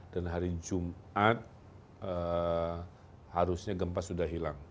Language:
Indonesian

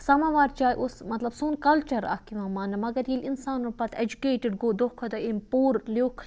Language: Kashmiri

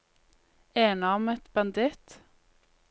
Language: Norwegian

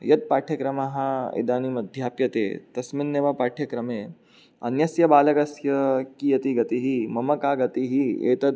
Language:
Sanskrit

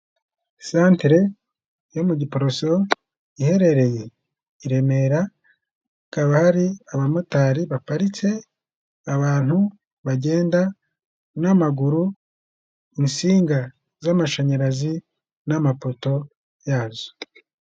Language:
Kinyarwanda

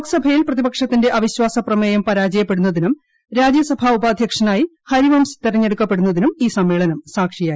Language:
Malayalam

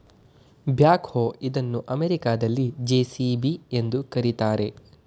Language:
Kannada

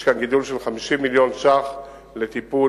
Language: Hebrew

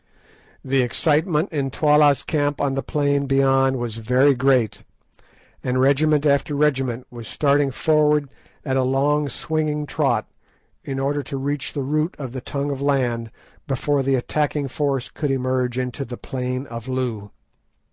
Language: English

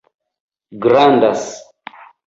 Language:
Esperanto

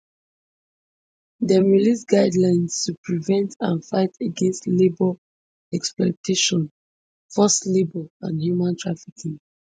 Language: Nigerian Pidgin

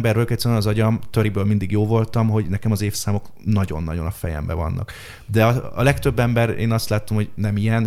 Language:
Hungarian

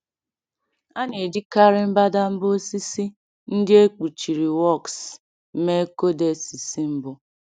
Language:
Igbo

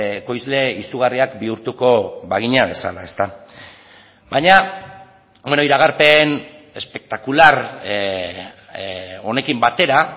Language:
Basque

